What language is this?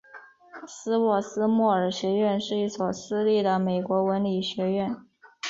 Chinese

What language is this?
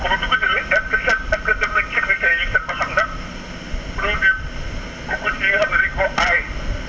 Wolof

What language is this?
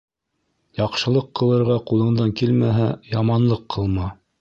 Bashkir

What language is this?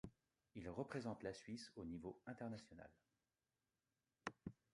French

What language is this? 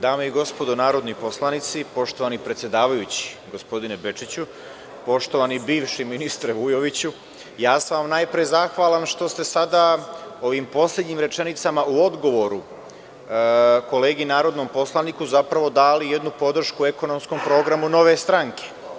Serbian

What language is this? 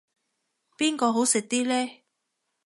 Cantonese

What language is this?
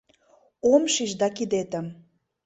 Mari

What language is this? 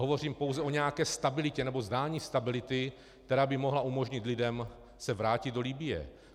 Czech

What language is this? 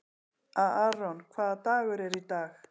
Icelandic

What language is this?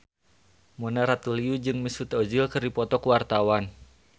Sundanese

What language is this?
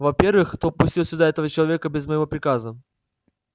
Russian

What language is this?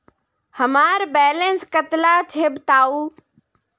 Magahi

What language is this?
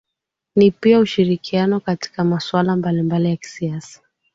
Swahili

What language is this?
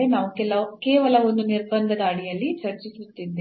Kannada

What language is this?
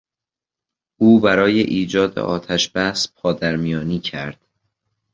Persian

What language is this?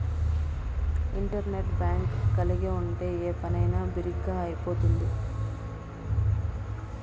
Telugu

